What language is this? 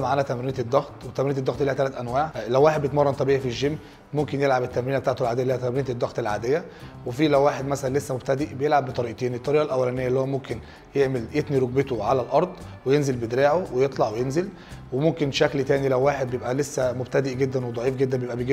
Arabic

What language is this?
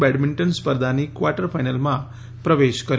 Gujarati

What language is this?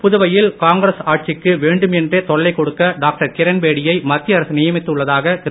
Tamil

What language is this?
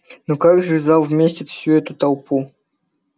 Russian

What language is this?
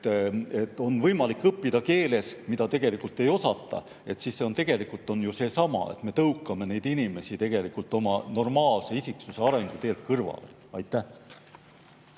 Estonian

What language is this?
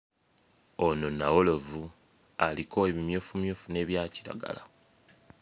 Ganda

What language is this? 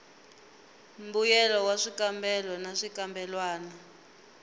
Tsonga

